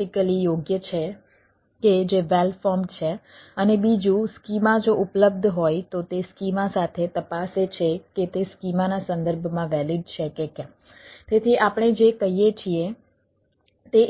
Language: Gujarati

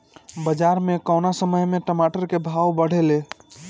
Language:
Bhojpuri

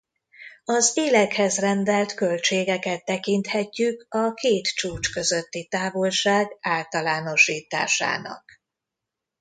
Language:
Hungarian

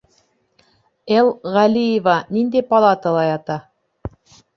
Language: Bashkir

